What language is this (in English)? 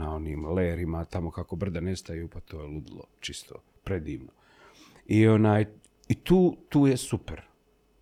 Croatian